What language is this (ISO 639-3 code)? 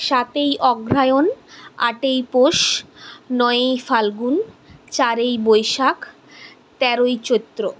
ben